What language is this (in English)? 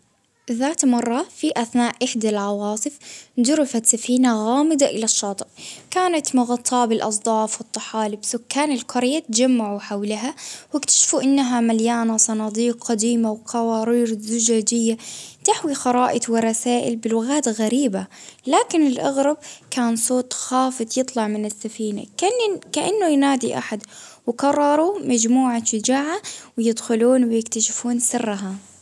Baharna Arabic